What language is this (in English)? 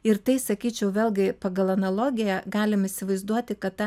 Lithuanian